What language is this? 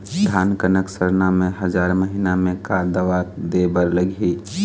Chhattisgarhi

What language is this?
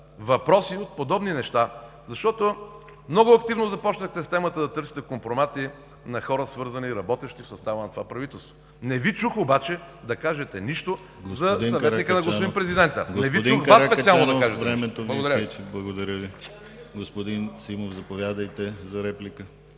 Bulgarian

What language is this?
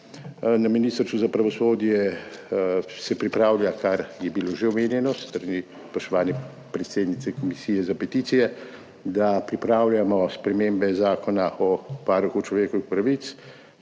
Slovenian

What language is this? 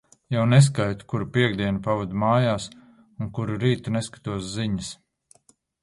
Latvian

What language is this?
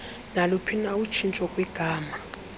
Xhosa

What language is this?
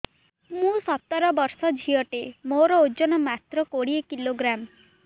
Odia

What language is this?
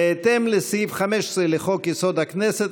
Hebrew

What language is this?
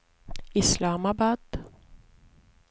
Swedish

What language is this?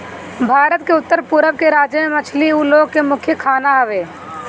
Bhojpuri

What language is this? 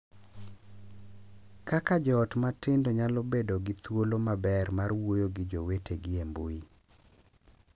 Luo (Kenya and Tanzania)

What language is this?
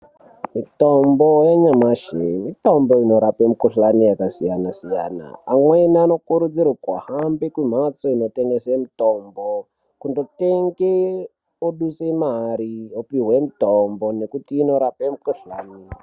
Ndau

